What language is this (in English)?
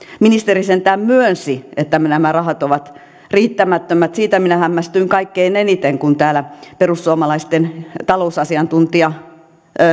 Finnish